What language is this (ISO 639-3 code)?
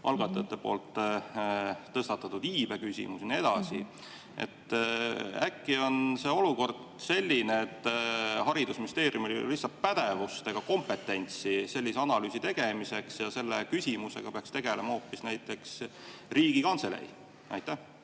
est